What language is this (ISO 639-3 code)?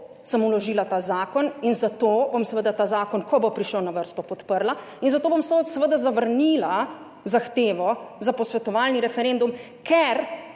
slv